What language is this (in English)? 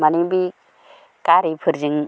Bodo